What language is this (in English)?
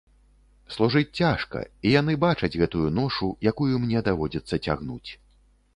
Belarusian